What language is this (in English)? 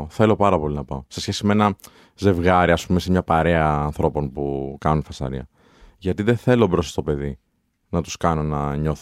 Greek